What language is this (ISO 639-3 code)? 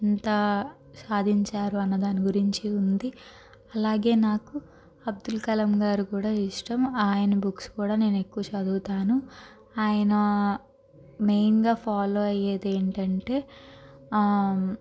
tel